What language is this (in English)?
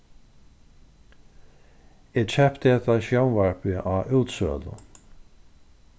Faroese